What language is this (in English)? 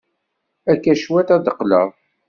Kabyle